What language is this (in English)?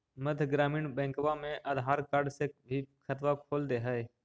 Magahi